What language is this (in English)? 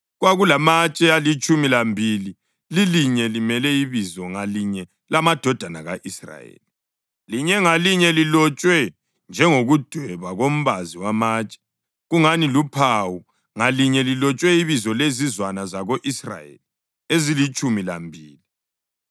North Ndebele